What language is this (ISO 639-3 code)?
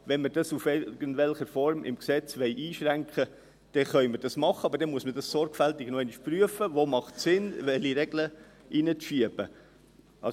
gsw